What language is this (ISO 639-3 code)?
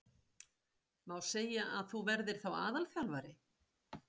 isl